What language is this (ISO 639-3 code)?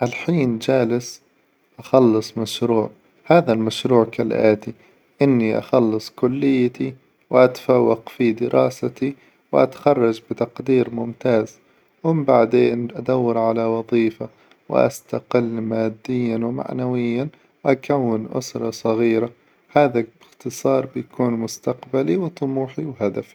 acw